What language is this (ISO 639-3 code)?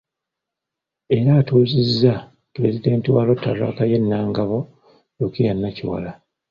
lug